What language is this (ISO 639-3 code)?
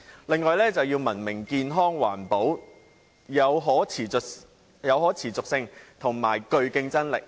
yue